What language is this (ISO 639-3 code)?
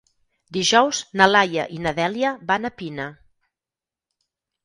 cat